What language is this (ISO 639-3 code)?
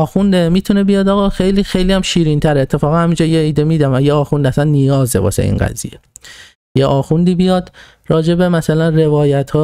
fas